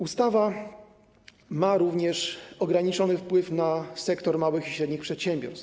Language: Polish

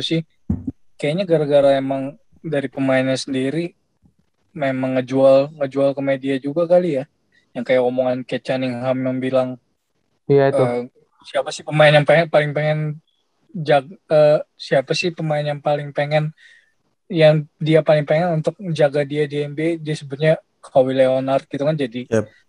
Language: Indonesian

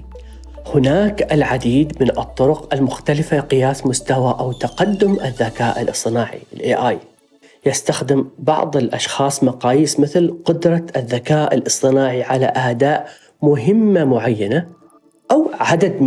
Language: Arabic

